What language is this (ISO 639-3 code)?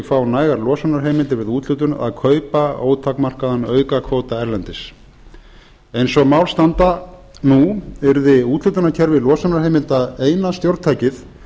isl